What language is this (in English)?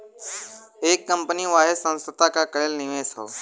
Bhojpuri